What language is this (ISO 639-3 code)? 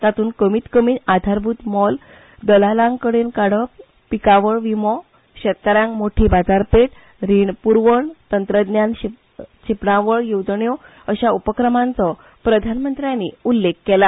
kok